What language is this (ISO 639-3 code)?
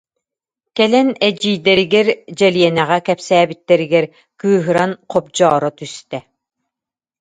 sah